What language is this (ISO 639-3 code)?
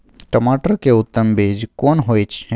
mai